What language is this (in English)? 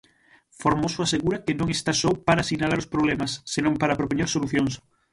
Galician